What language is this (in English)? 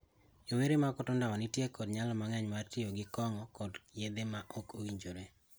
Luo (Kenya and Tanzania)